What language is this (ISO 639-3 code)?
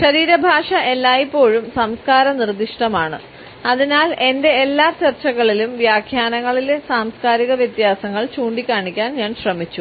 mal